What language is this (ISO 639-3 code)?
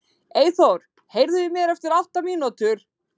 isl